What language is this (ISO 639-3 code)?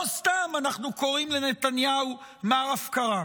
heb